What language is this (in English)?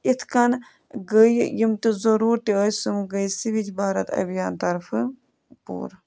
Kashmiri